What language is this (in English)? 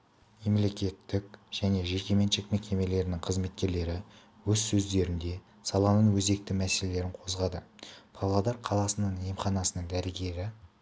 Kazakh